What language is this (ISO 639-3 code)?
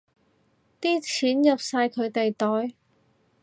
yue